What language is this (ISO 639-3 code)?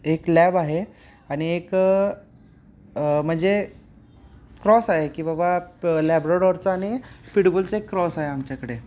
mar